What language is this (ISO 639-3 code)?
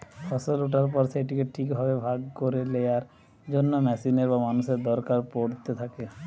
ben